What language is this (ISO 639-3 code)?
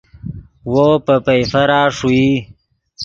ydg